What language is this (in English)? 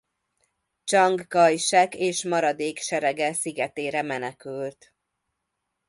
Hungarian